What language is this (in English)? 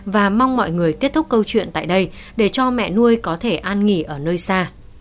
Vietnamese